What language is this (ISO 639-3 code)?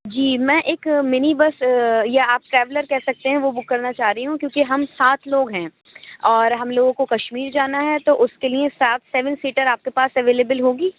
urd